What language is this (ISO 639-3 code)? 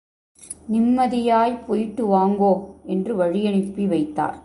tam